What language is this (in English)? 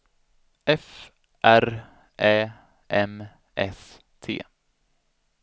Swedish